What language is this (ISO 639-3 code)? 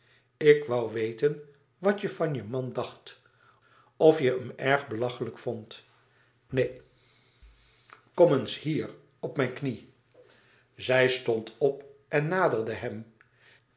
nld